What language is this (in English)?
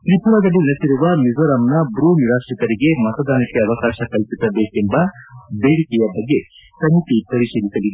Kannada